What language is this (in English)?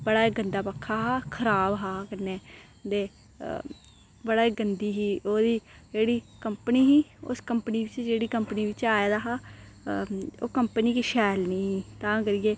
Dogri